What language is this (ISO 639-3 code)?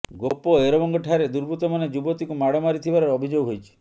ori